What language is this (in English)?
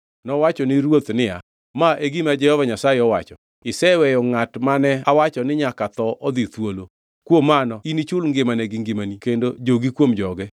Luo (Kenya and Tanzania)